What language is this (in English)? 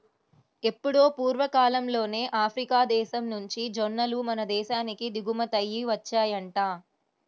Telugu